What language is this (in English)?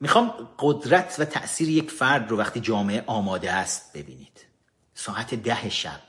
Persian